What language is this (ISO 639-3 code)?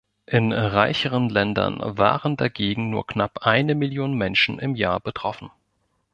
deu